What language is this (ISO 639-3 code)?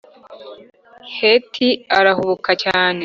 kin